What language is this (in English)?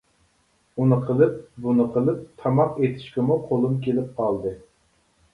Uyghur